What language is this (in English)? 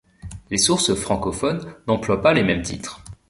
French